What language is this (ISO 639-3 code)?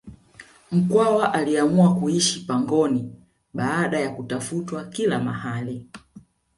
swa